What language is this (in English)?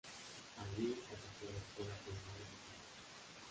Spanish